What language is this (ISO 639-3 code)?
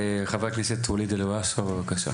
heb